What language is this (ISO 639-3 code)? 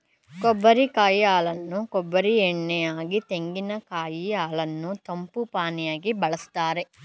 kan